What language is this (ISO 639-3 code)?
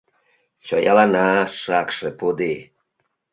chm